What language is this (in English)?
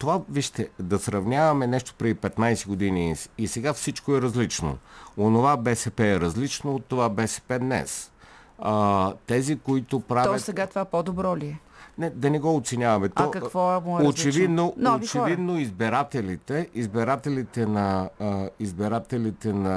Bulgarian